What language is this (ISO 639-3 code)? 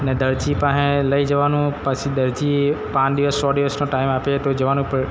guj